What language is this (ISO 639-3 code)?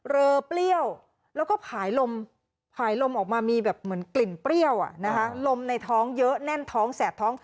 tha